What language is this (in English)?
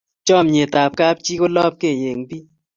Kalenjin